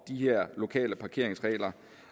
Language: Danish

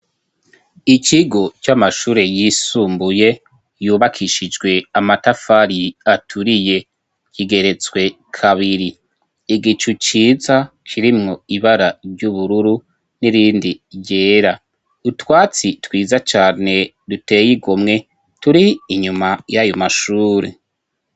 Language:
Rundi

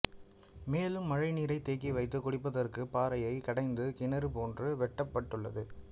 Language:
Tamil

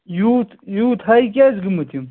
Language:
Kashmiri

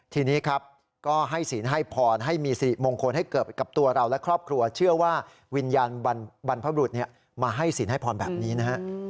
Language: Thai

